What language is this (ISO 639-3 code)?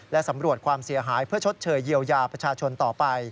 tha